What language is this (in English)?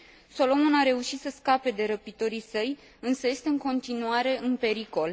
Romanian